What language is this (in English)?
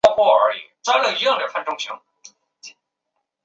Chinese